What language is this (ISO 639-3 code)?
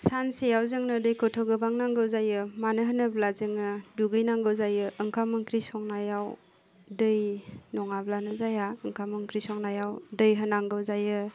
brx